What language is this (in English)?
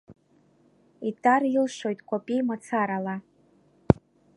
Abkhazian